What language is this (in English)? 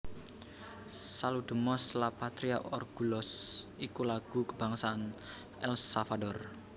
Javanese